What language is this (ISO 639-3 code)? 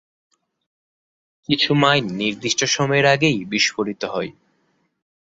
ben